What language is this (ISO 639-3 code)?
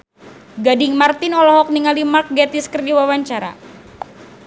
sun